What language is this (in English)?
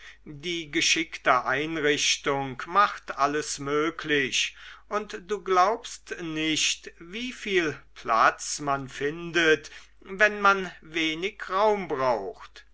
German